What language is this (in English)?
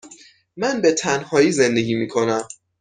Persian